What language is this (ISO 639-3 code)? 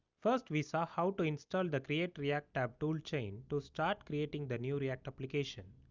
eng